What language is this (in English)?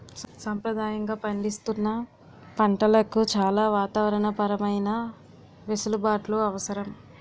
Telugu